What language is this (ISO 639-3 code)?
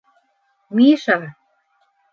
bak